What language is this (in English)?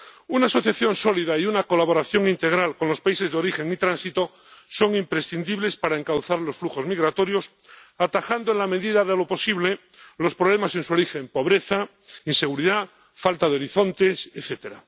Spanish